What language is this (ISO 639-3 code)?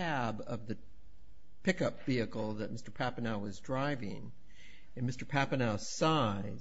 eng